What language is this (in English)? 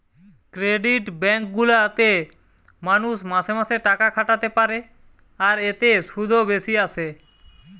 Bangla